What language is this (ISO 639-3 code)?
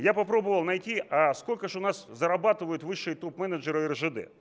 rus